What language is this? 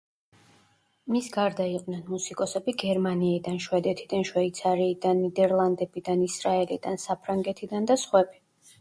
Georgian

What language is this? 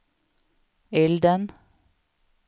Swedish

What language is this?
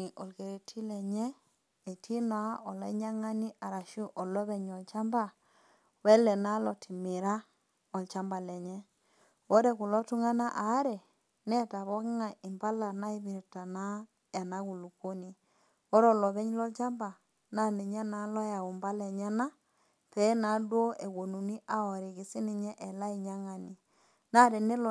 Masai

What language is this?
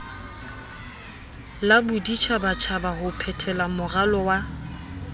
Southern Sotho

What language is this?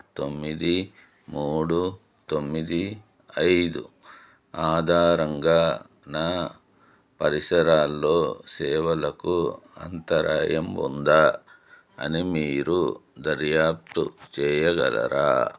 Telugu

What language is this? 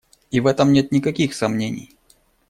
Russian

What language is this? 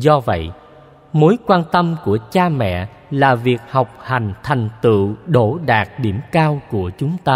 Vietnamese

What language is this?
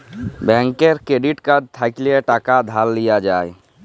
Bangla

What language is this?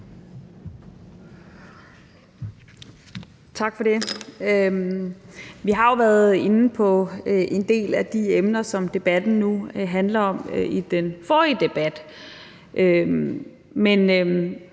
Danish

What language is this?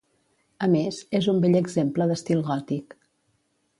Catalan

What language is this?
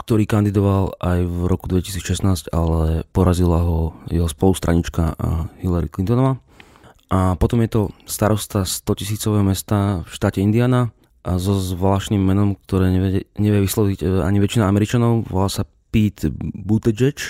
Slovak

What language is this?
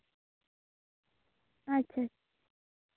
Santali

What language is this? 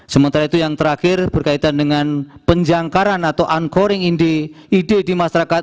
Indonesian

